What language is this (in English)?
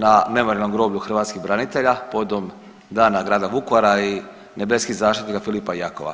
Croatian